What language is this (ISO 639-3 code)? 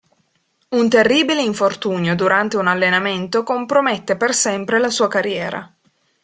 ita